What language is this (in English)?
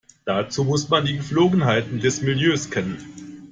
German